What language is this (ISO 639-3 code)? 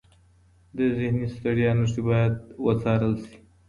pus